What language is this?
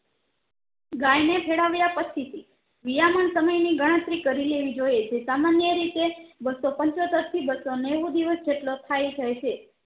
Gujarati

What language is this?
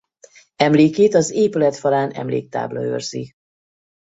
Hungarian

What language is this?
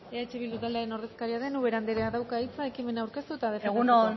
Basque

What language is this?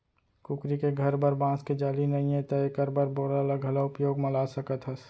Chhattisgarhi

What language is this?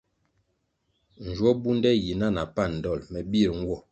Kwasio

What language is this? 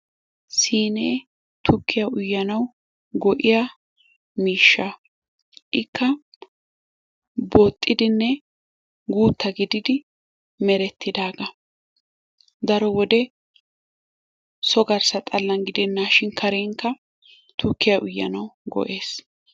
Wolaytta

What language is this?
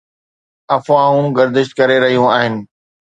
Sindhi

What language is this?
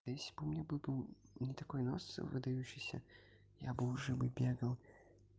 Russian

